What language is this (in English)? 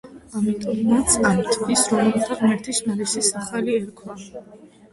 Georgian